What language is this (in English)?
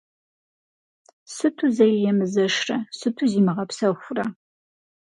Kabardian